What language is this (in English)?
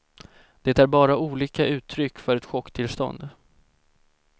Swedish